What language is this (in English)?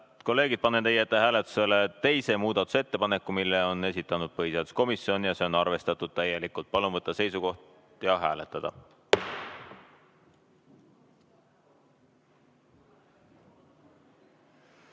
Estonian